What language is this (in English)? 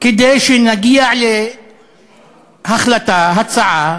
Hebrew